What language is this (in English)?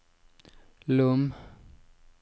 Norwegian